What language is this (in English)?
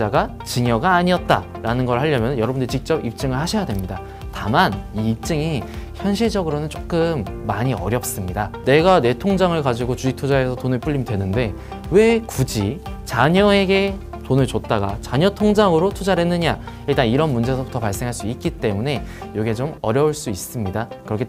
Korean